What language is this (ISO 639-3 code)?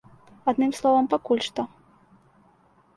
bel